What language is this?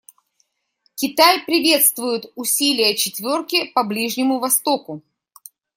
Russian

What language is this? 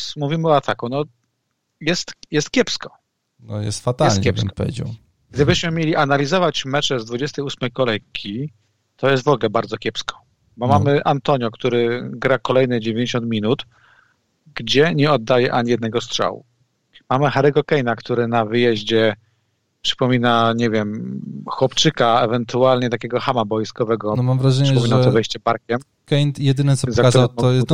Polish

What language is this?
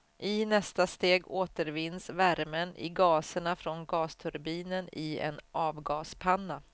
Swedish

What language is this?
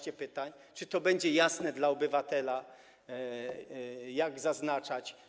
Polish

